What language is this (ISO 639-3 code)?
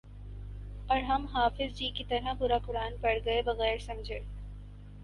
urd